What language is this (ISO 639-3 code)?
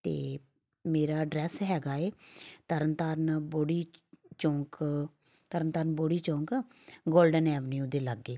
pan